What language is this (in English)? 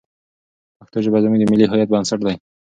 Pashto